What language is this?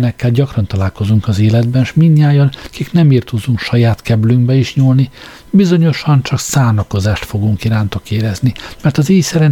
Hungarian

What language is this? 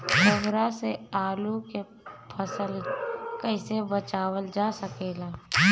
Bhojpuri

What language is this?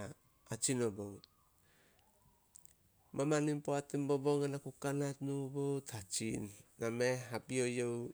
Solos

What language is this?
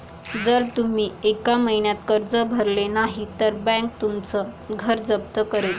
Marathi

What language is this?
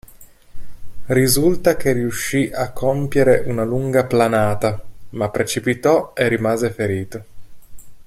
Italian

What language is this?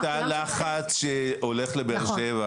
Hebrew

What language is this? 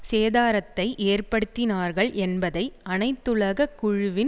Tamil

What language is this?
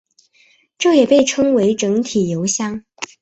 Chinese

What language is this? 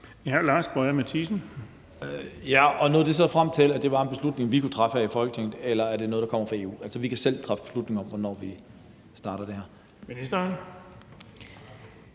Danish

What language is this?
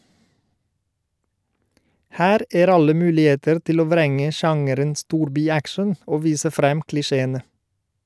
Norwegian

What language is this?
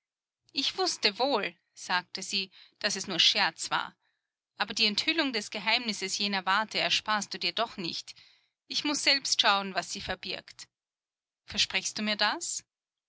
German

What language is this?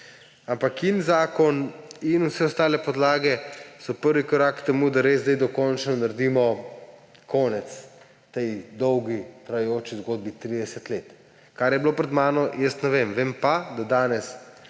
Slovenian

